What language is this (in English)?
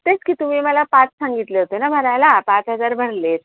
Marathi